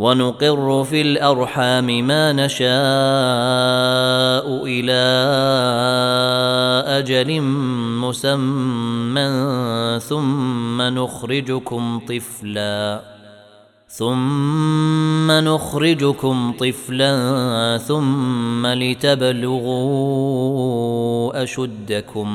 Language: Arabic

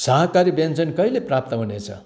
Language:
Nepali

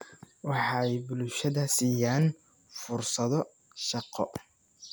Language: Somali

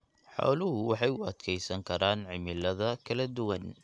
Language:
Somali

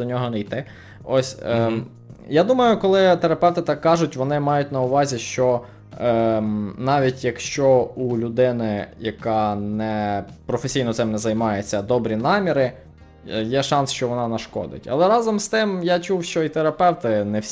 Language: Ukrainian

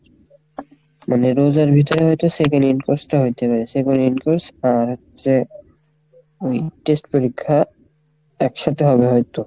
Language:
Bangla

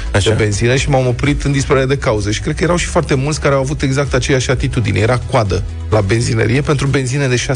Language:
Romanian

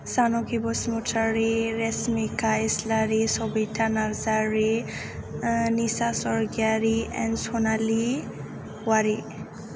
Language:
Bodo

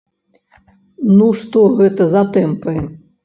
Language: Belarusian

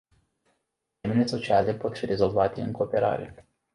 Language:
Romanian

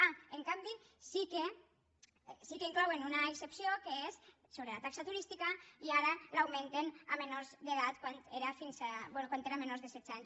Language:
Catalan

